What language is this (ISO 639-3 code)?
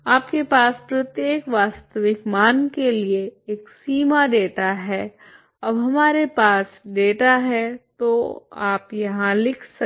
hin